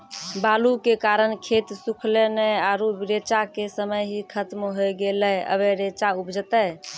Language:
Maithili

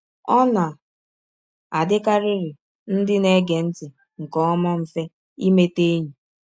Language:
Igbo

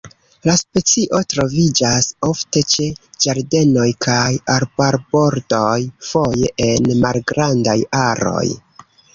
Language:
Esperanto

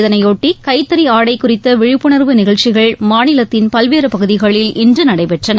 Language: Tamil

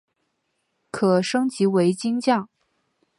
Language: Chinese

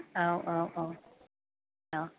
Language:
Bodo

